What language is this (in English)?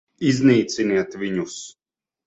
Latvian